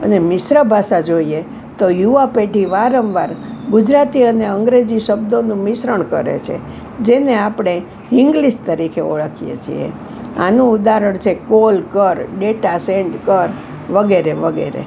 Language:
Gujarati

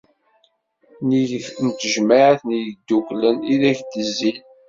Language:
Kabyle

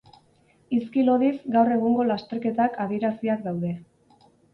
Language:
Basque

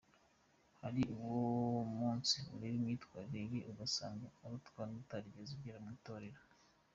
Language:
Kinyarwanda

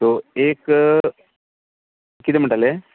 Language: Konkani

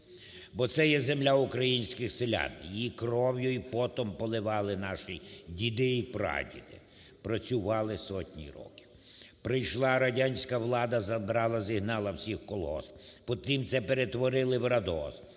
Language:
Ukrainian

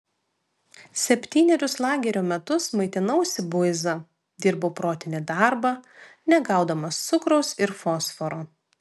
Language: Lithuanian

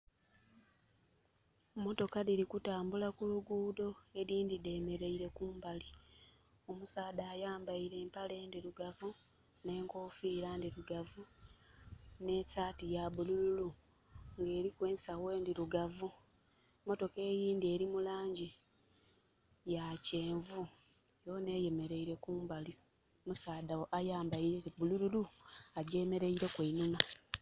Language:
Soga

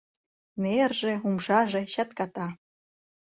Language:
Mari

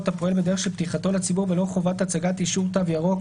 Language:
Hebrew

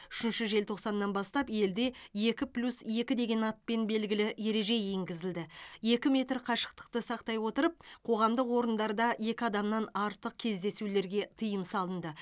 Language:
Kazakh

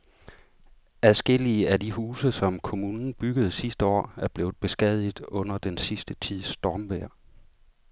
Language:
Danish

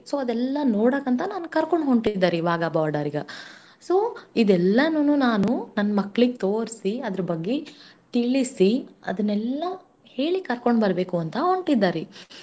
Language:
Kannada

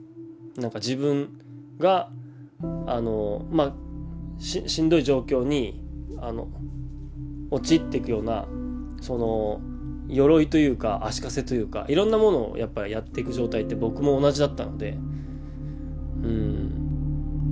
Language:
Japanese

